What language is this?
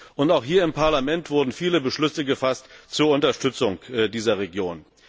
German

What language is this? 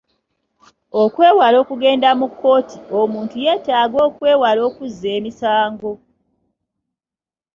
Ganda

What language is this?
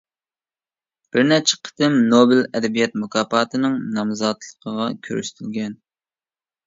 Uyghur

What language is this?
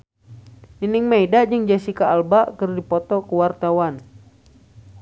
Sundanese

